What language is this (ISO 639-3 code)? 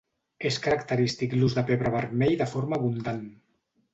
cat